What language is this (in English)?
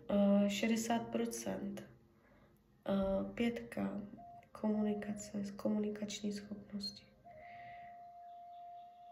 Czech